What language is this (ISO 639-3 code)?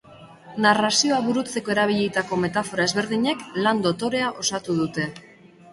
eus